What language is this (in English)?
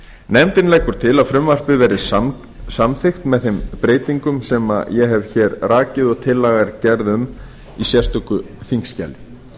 Icelandic